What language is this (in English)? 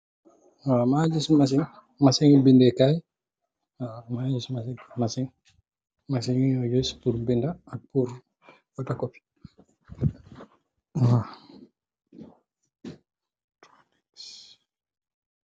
Wolof